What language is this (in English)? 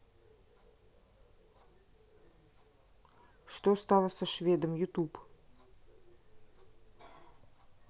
Russian